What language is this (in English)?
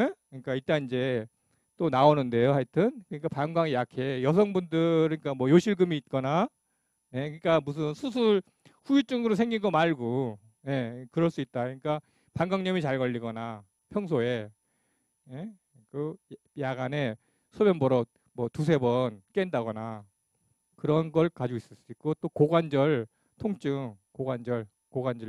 Korean